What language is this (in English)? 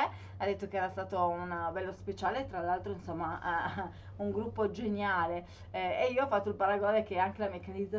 Italian